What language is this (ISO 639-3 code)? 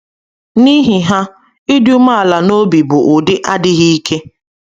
ibo